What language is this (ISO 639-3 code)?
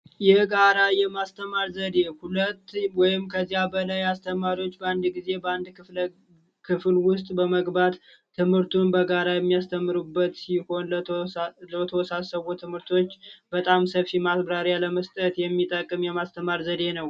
amh